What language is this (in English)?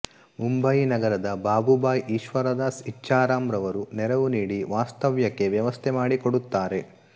Kannada